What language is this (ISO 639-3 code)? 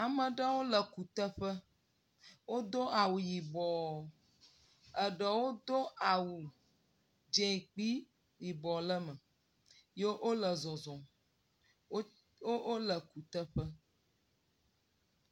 ewe